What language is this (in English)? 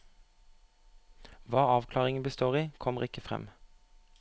Norwegian